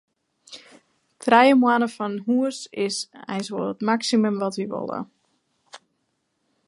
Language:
Western Frisian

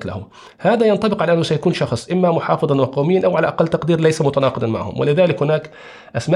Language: Arabic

